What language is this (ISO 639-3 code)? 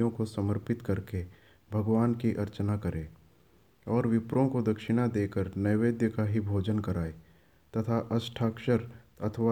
hin